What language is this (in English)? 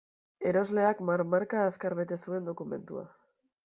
Basque